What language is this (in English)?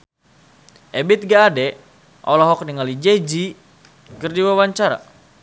Sundanese